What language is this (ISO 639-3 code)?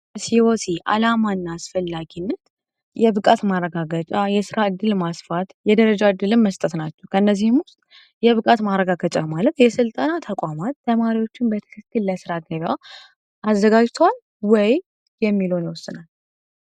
amh